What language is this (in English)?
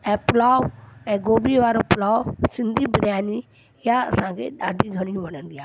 Sindhi